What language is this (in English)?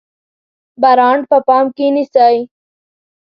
Pashto